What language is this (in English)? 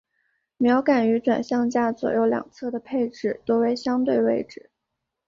Chinese